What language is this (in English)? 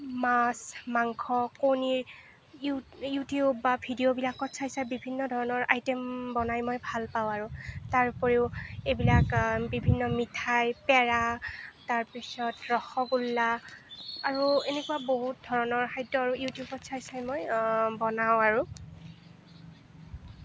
Assamese